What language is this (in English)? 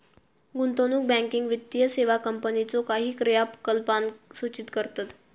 Marathi